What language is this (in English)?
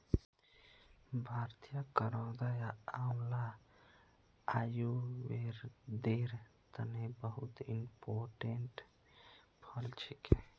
Magahi